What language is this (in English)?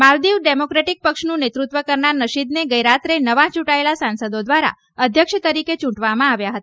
Gujarati